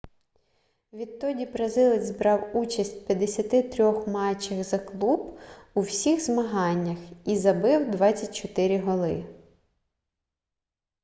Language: Ukrainian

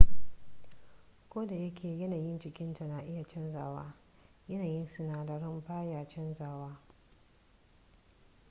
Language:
Hausa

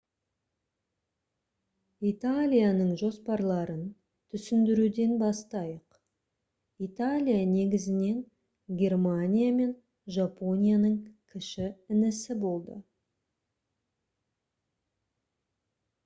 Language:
Kazakh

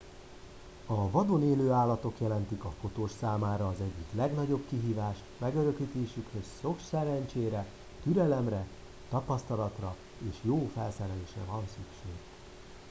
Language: Hungarian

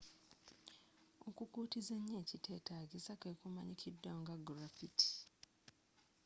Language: Ganda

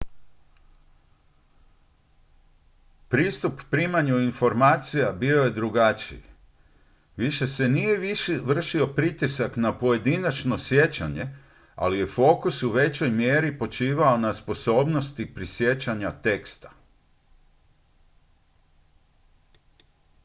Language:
Croatian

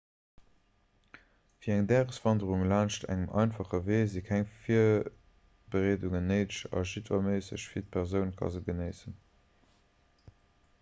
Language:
Luxembourgish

